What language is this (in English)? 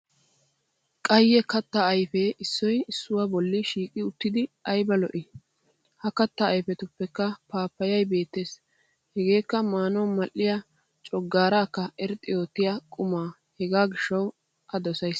Wolaytta